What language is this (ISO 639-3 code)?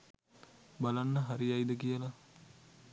sin